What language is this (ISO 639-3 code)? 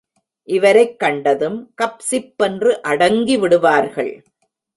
tam